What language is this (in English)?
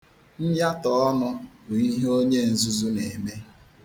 Igbo